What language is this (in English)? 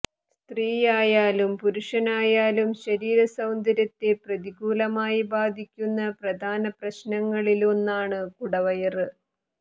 Malayalam